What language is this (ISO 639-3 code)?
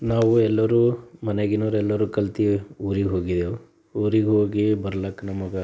kan